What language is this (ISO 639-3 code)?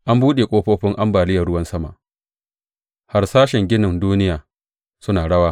hau